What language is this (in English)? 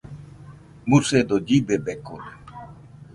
Nüpode Huitoto